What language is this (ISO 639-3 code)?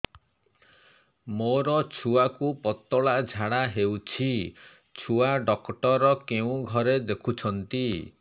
ori